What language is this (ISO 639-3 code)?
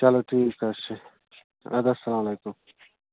kas